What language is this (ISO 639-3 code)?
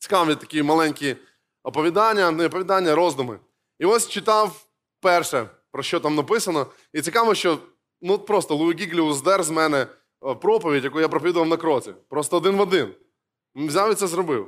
ukr